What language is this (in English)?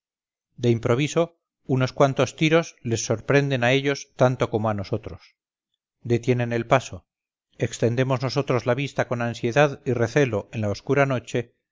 Spanish